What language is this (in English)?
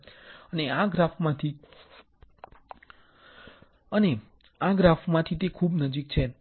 Gujarati